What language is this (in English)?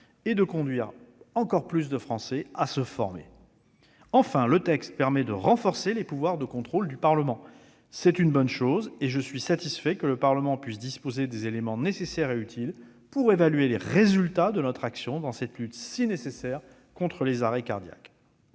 French